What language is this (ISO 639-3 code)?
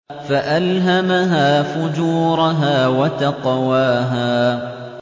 ara